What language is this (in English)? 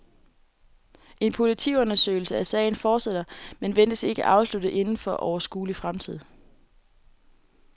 Danish